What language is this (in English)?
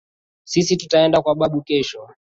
Swahili